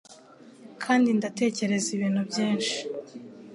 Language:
Kinyarwanda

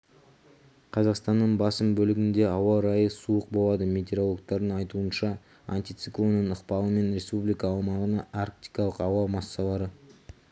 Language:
Kazakh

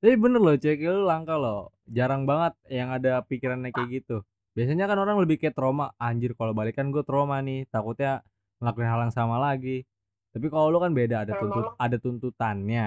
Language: Indonesian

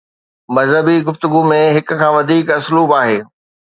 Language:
Sindhi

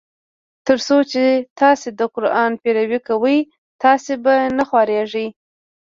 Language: Pashto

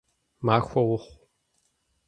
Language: Kabardian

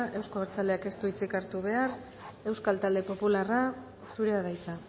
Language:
Basque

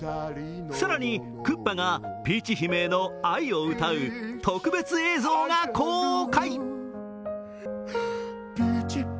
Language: Japanese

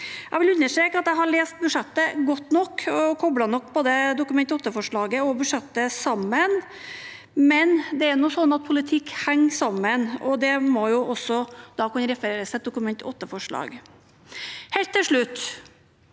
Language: Norwegian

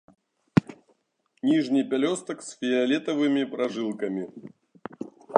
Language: Belarusian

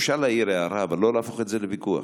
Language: Hebrew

